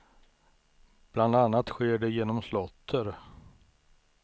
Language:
Swedish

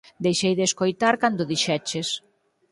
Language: Galician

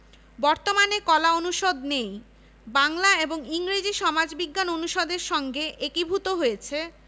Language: Bangla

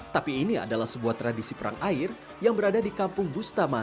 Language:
Indonesian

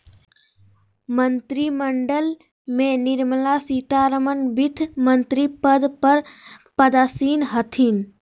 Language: Magahi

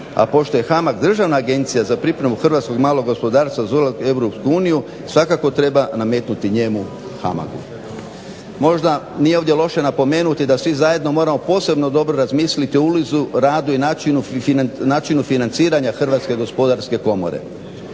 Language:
Croatian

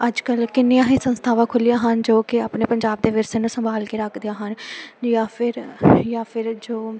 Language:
Punjabi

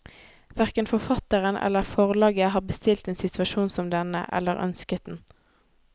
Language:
Norwegian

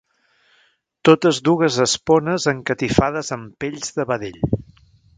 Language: Catalan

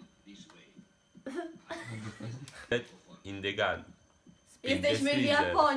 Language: Polish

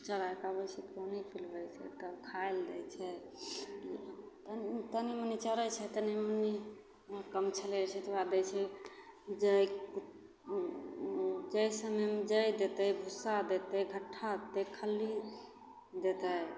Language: Maithili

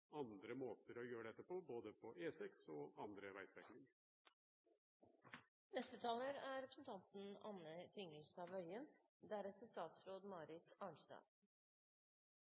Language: Norwegian Bokmål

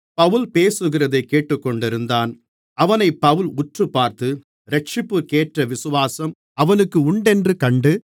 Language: Tamil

